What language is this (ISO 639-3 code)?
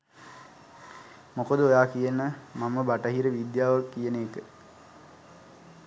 sin